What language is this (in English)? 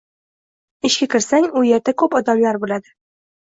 Uzbek